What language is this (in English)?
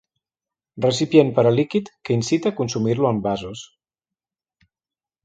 Catalan